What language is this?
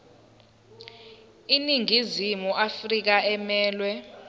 Zulu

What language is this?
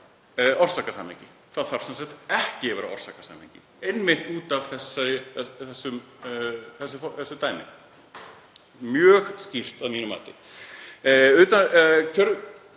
Icelandic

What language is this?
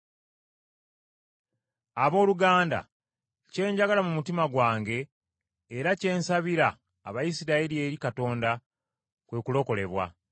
Ganda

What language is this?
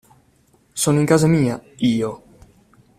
Italian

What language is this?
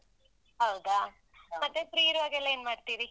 Kannada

